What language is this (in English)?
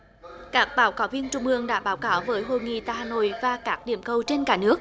Vietnamese